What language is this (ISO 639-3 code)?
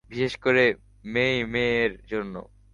ben